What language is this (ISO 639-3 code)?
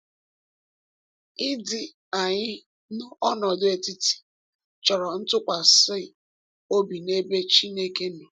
ibo